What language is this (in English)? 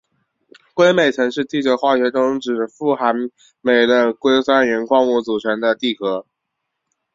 Chinese